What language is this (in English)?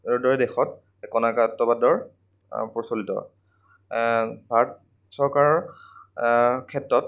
Assamese